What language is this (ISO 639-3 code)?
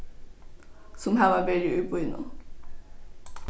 fao